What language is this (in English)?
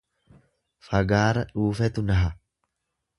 Oromo